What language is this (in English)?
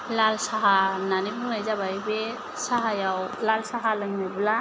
Bodo